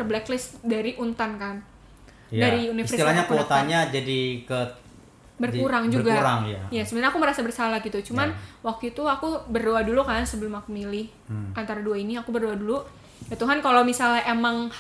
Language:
Indonesian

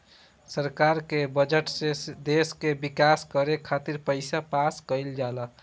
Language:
Bhojpuri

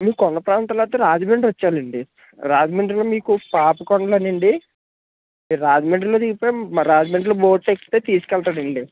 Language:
Telugu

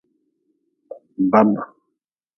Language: Nawdm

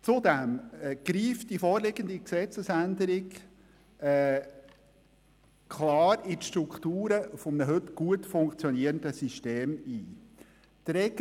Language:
Swiss German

